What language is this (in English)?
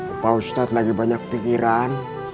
Indonesian